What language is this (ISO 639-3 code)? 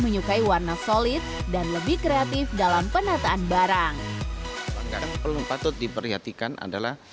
ind